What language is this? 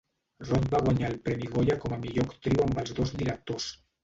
Catalan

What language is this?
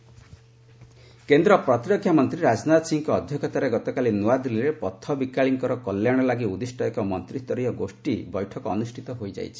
Odia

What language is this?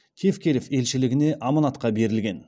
Kazakh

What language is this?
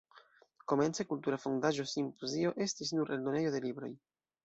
Esperanto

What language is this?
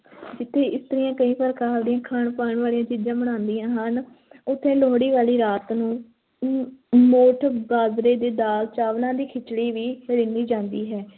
Punjabi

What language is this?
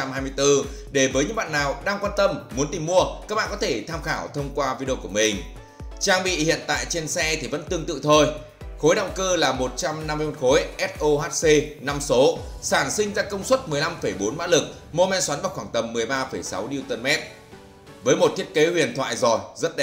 Vietnamese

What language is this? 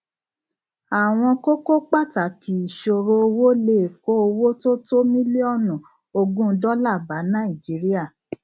Yoruba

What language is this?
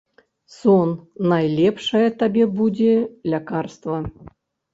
Belarusian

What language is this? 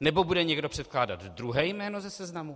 Czech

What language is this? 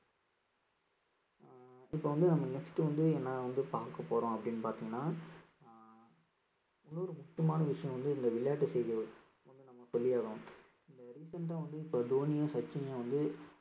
Tamil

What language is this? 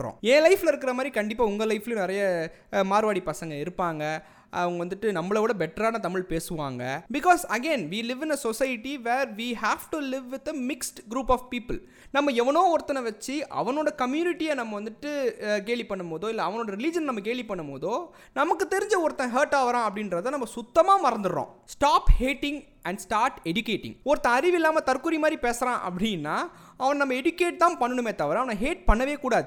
Tamil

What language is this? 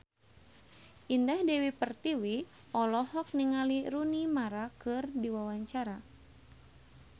Sundanese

